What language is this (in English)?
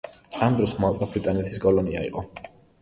Georgian